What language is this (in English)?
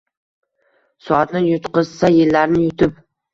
Uzbek